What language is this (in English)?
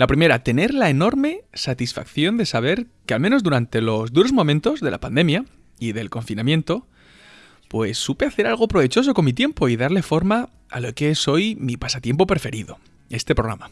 Spanish